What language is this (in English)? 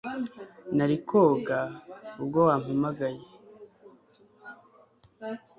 Kinyarwanda